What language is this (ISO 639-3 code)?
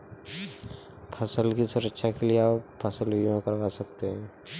hin